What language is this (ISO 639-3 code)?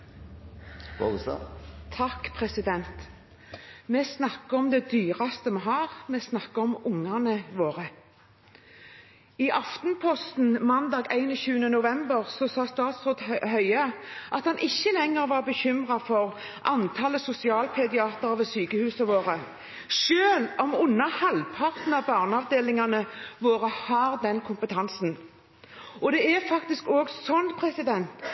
nob